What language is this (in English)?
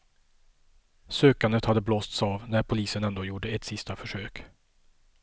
Swedish